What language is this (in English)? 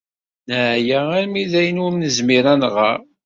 Kabyle